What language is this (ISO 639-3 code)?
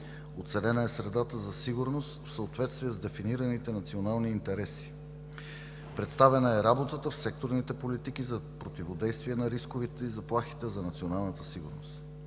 bul